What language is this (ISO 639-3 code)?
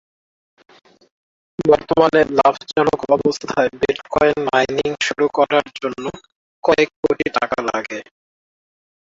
ben